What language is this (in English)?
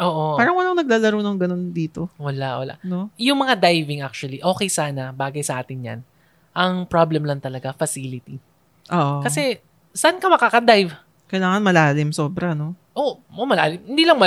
Filipino